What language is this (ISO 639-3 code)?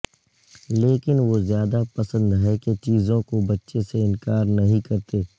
urd